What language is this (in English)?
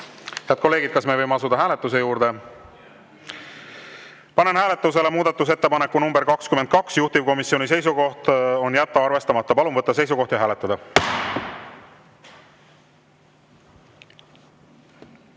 Estonian